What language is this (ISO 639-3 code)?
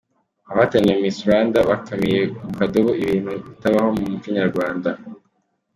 kin